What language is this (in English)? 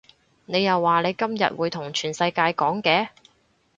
Cantonese